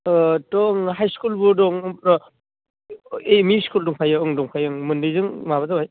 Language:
Bodo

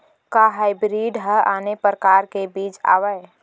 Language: Chhattisgarhi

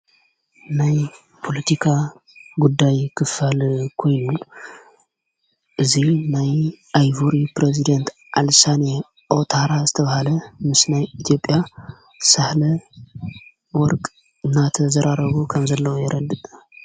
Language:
Tigrinya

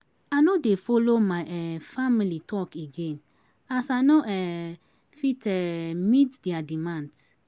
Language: Nigerian Pidgin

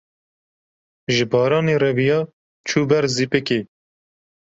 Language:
Kurdish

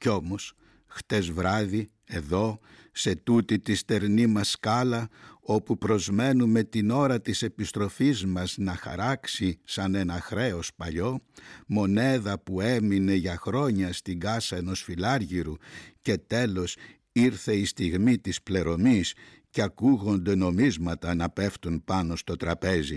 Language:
Greek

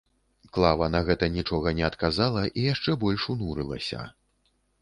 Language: Belarusian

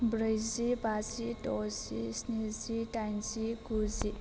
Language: Bodo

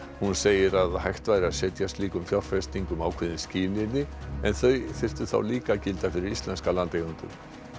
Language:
Icelandic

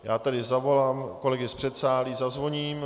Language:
Czech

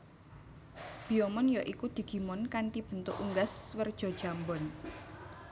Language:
Javanese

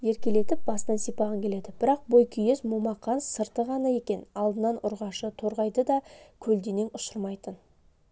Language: Kazakh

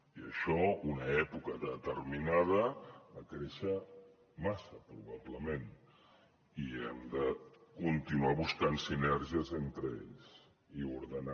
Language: Catalan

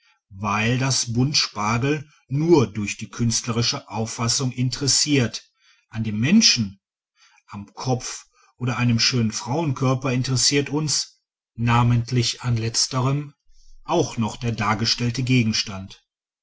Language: German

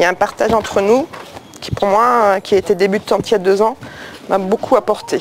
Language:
French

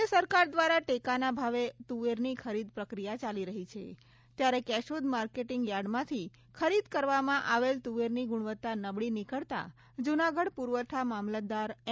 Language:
Gujarati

